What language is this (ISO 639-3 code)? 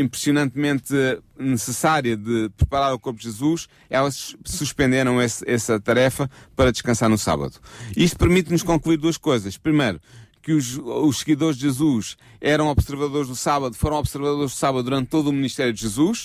por